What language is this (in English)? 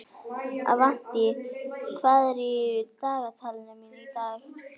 Icelandic